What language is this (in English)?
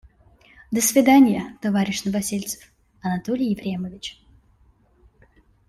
Russian